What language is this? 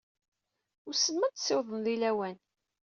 Kabyle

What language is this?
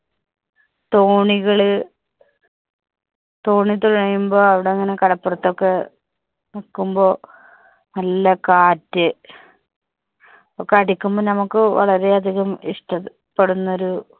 Malayalam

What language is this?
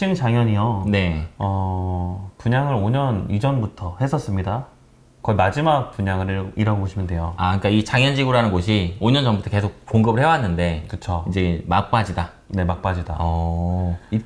Korean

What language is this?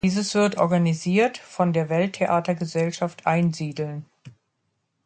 German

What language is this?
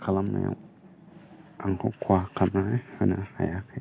Bodo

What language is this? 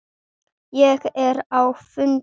Icelandic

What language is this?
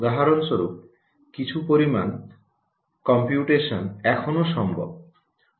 Bangla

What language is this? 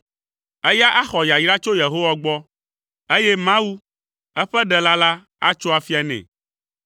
Ewe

